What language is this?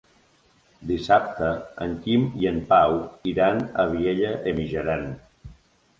Catalan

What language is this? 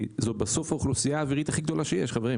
Hebrew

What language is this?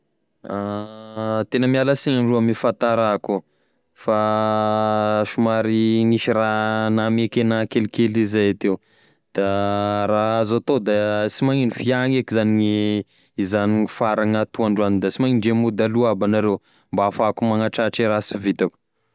Tesaka Malagasy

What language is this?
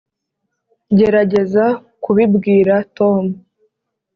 Kinyarwanda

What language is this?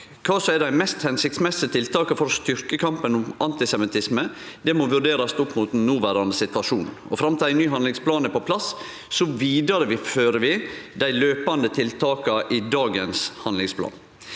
Norwegian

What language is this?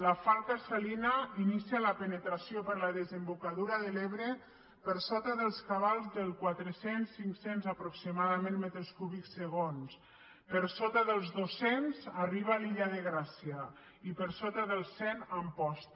Catalan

